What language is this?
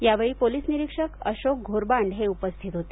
Marathi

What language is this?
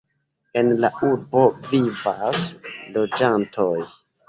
Esperanto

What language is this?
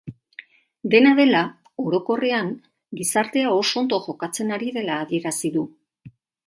Basque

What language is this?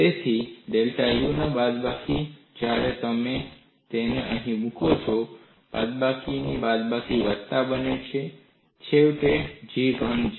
Gujarati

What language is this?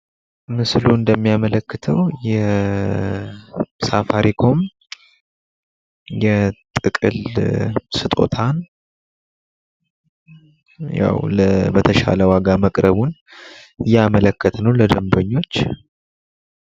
Amharic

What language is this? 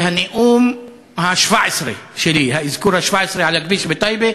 Hebrew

